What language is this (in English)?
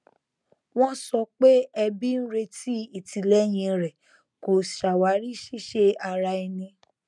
Yoruba